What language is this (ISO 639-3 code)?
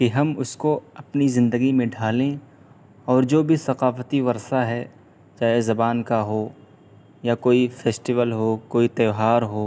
urd